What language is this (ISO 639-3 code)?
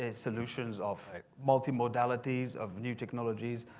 eng